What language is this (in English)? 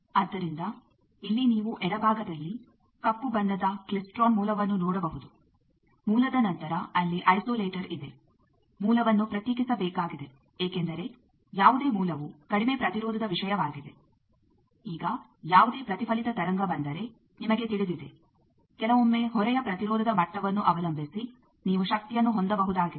Kannada